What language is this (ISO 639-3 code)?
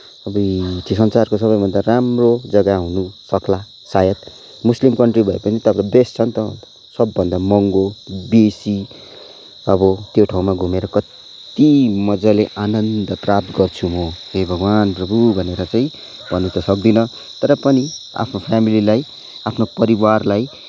nep